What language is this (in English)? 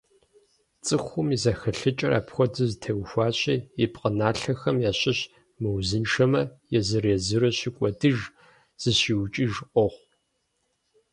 Kabardian